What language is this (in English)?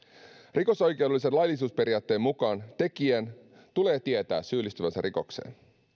Finnish